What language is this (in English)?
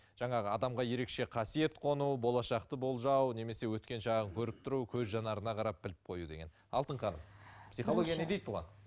Kazakh